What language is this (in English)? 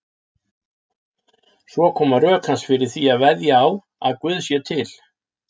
Icelandic